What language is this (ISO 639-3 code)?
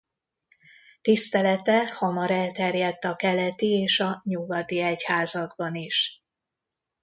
hun